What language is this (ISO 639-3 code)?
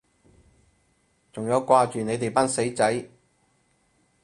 yue